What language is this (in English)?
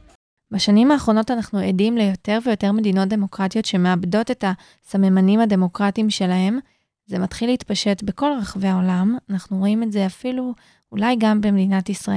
Hebrew